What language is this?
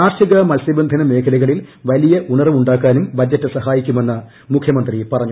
Malayalam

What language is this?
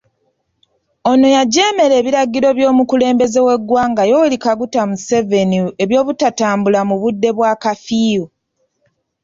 Ganda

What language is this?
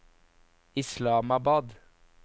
Norwegian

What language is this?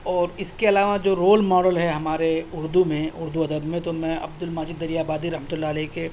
Urdu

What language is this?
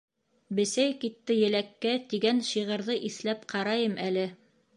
Bashkir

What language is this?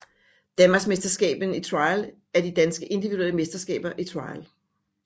Danish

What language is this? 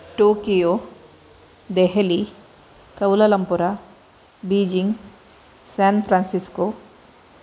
Sanskrit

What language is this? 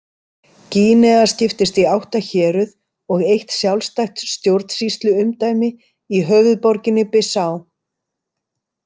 Icelandic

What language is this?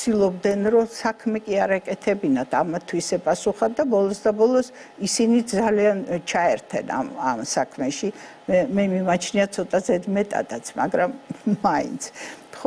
Romanian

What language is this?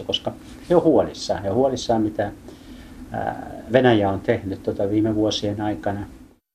Finnish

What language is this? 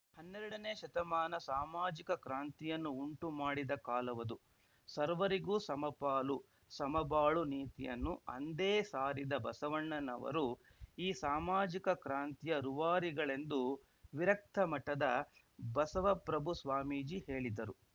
Kannada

